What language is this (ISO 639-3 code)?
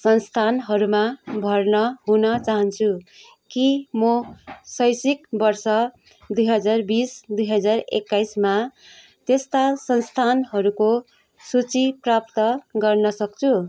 nep